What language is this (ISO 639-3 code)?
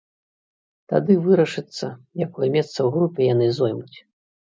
bel